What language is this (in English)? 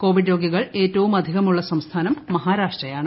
Malayalam